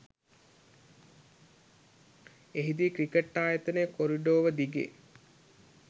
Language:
Sinhala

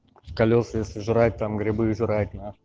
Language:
Russian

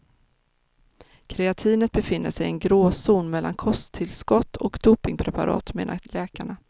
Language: Swedish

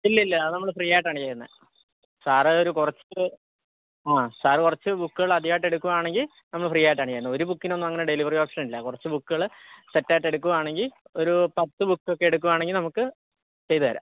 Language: Malayalam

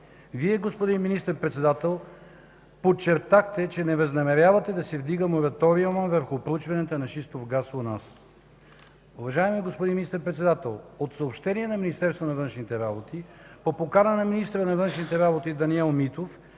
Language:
Bulgarian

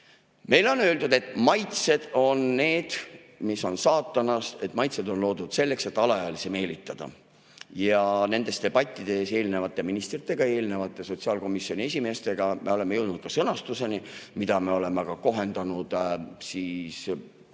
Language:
Estonian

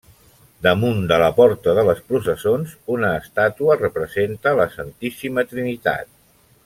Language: Catalan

